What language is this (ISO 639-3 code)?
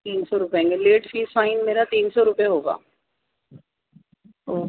urd